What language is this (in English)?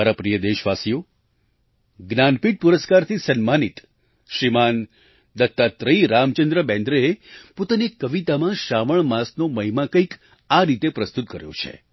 Gujarati